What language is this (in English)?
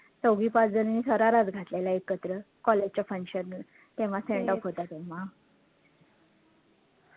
Marathi